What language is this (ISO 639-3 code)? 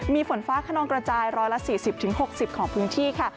tha